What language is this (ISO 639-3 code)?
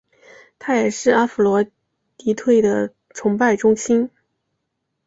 zho